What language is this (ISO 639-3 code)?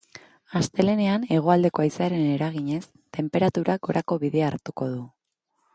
eus